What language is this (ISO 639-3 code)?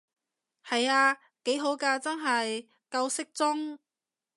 yue